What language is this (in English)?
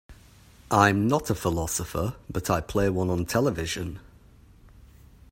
English